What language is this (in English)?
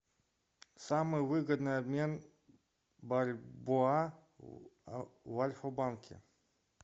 Russian